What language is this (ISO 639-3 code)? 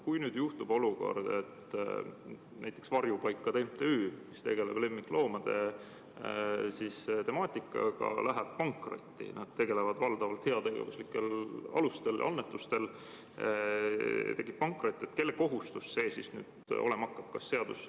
est